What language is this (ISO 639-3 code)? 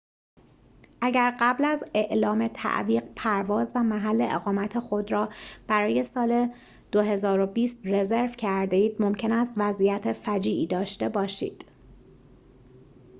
fas